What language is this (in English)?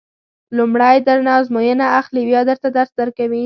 Pashto